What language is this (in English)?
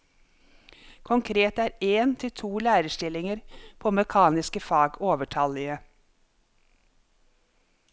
Norwegian